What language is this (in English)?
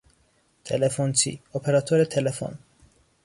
Persian